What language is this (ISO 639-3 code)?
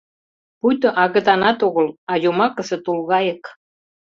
chm